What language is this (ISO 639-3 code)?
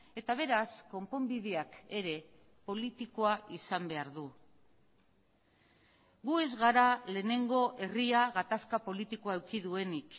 eus